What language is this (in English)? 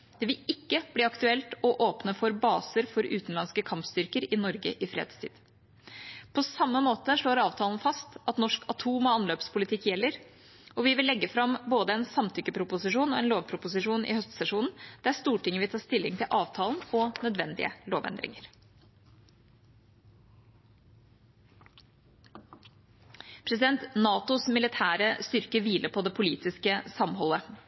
Norwegian Bokmål